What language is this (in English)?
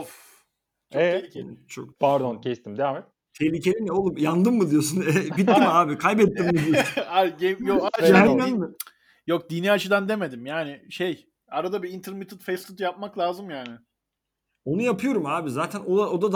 Turkish